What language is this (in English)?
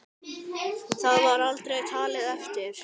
Icelandic